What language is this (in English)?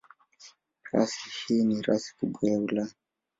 Swahili